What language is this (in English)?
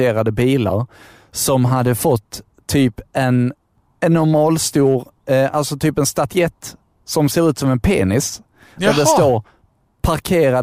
Swedish